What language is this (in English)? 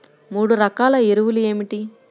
Telugu